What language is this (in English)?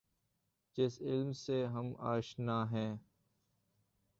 Urdu